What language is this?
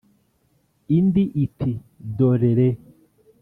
Kinyarwanda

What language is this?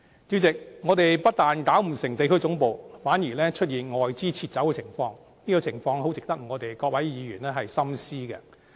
Cantonese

